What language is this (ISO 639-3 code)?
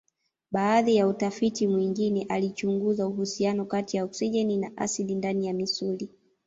swa